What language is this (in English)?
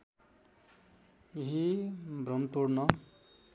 Nepali